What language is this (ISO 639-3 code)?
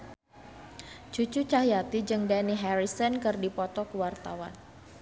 sun